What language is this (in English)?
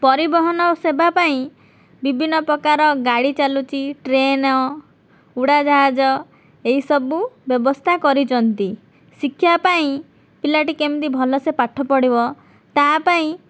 Odia